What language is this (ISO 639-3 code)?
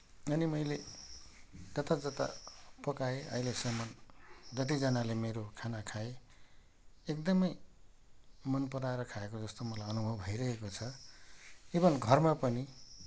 nep